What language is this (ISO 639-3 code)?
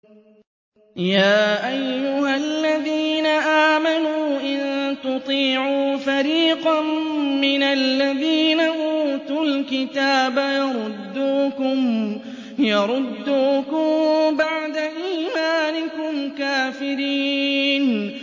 ara